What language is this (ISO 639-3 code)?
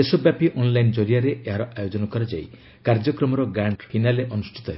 ori